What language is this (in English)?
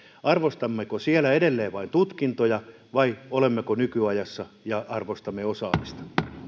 Finnish